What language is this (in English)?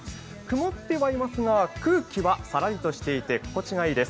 Japanese